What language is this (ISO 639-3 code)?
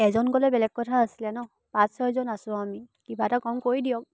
asm